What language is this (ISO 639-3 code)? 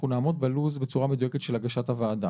heb